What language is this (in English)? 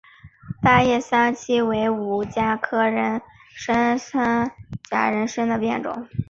Chinese